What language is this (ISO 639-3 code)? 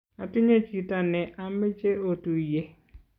kln